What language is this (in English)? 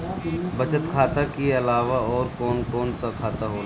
Bhojpuri